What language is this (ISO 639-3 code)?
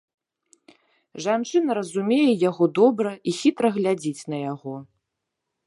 bel